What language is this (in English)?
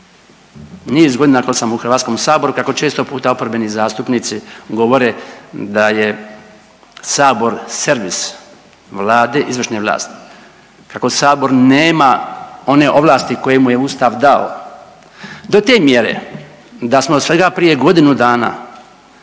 Croatian